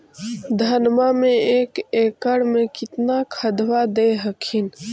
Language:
Magahi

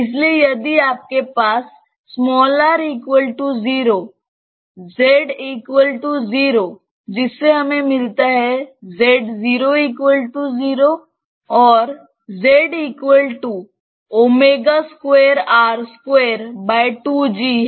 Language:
Hindi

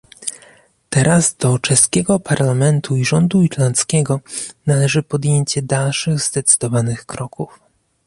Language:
Polish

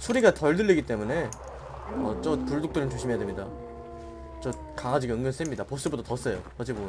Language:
Korean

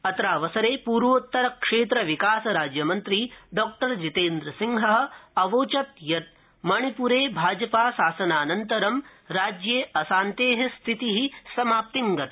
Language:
Sanskrit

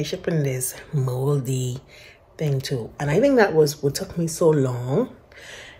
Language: English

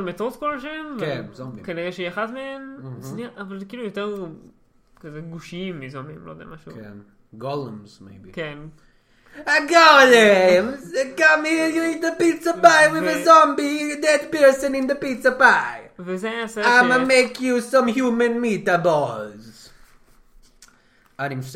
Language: Hebrew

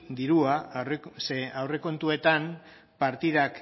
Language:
Basque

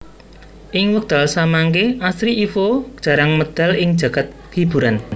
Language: Javanese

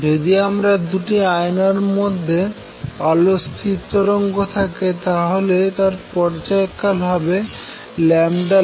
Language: Bangla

